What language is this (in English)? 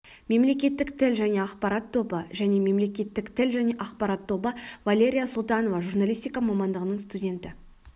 Kazakh